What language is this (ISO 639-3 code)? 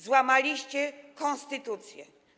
pol